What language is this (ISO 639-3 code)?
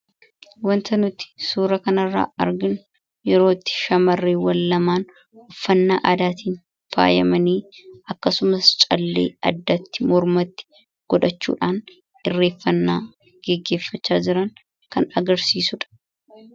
orm